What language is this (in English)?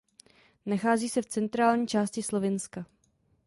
Czech